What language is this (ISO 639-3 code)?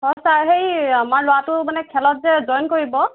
asm